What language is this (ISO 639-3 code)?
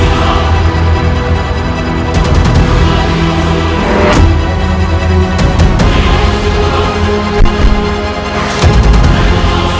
ind